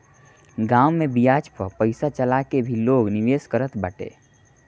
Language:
Bhojpuri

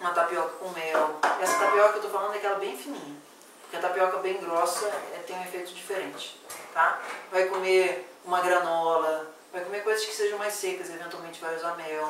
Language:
Portuguese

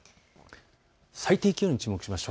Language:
Japanese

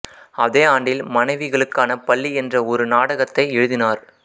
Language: Tamil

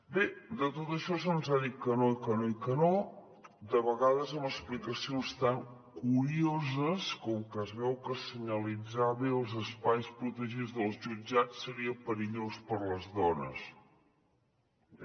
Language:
Catalan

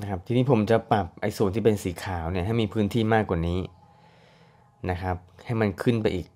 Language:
Thai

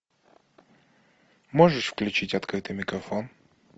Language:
Russian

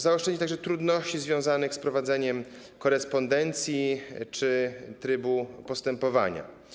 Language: Polish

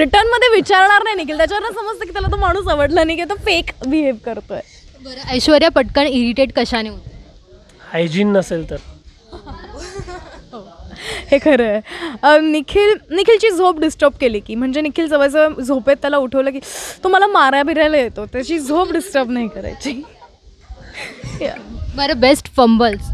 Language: Hindi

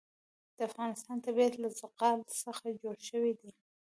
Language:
Pashto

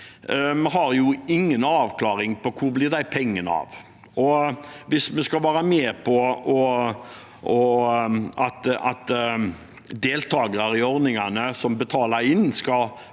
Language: Norwegian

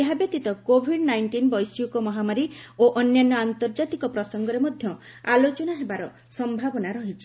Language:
Odia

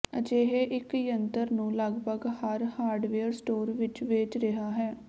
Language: Punjabi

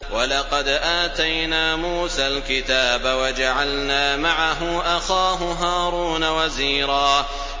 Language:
Arabic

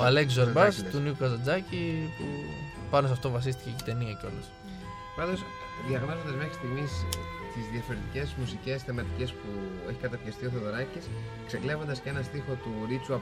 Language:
Greek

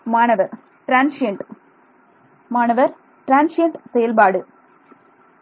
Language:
Tamil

